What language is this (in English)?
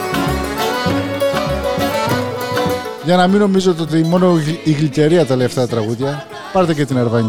Greek